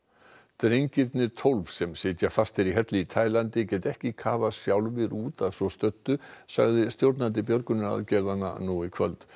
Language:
Icelandic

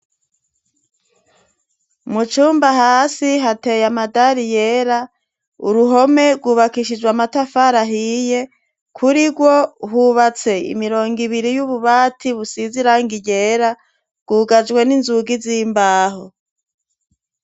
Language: Rundi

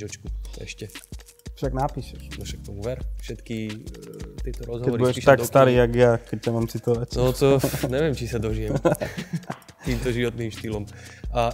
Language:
Slovak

